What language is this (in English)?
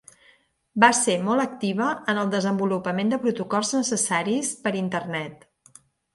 Catalan